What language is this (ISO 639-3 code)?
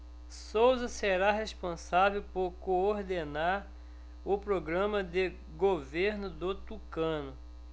por